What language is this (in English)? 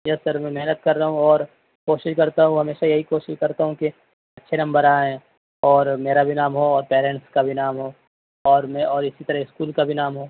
Urdu